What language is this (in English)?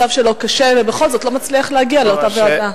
Hebrew